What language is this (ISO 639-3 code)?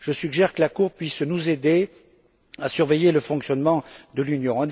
fra